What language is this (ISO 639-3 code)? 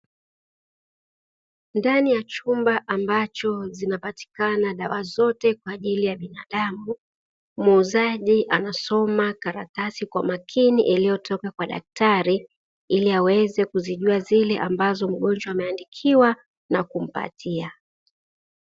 swa